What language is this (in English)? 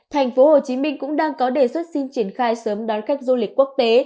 Vietnamese